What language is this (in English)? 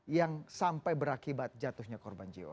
Indonesian